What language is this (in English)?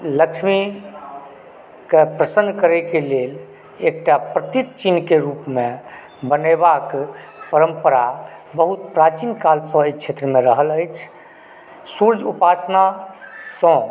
Maithili